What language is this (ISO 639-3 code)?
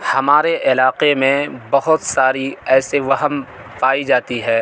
urd